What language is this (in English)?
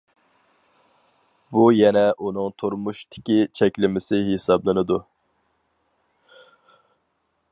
Uyghur